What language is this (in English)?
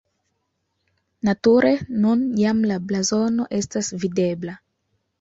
Esperanto